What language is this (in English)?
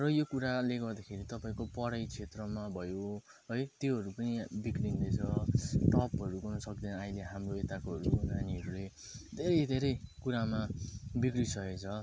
Nepali